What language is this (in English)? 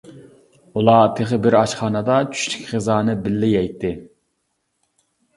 Uyghur